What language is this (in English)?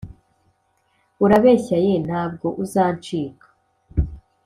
Kinyarwanda